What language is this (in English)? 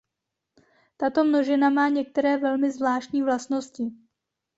Czech